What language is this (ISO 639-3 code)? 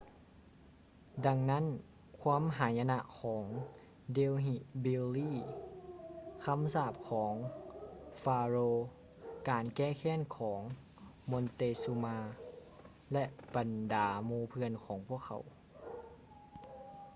lao